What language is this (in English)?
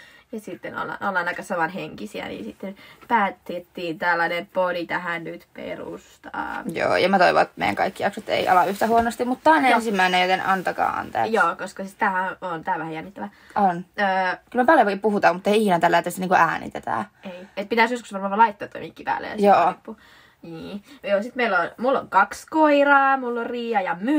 Finnish